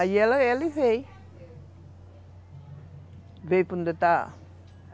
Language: Portuguese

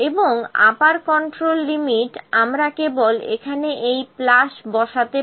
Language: Bangla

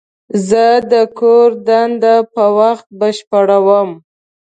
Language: Pashto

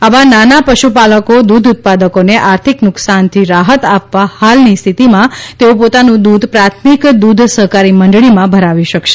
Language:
Gujarati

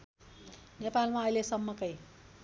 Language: Nepali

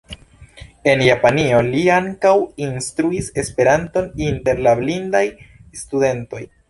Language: Esperanto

